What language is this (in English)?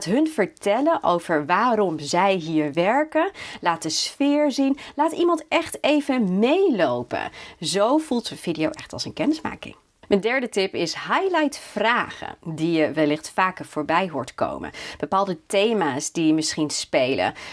Dutch